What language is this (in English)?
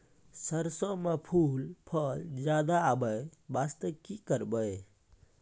Maithili